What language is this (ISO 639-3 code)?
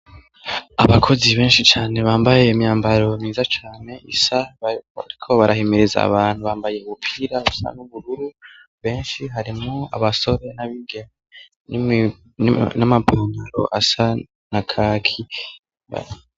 run